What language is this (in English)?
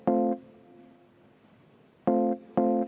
Estonian